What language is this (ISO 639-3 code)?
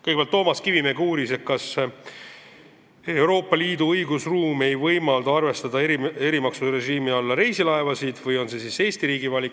est